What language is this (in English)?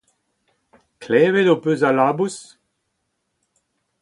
Breton